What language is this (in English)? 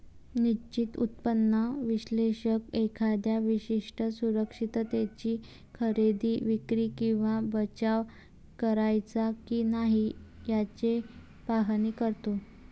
Marathi